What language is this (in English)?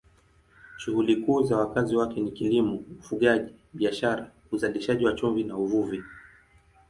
Swahili